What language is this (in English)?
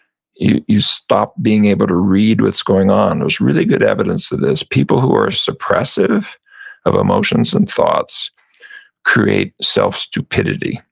English